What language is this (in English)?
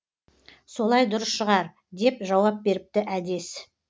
Kazakh